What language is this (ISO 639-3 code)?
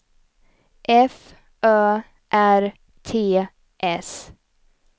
swe